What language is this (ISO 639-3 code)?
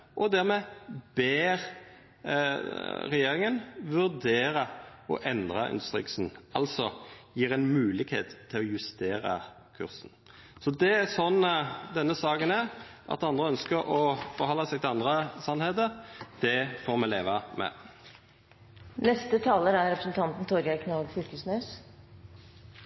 nno